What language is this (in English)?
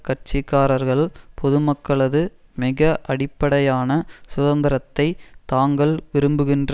Tamil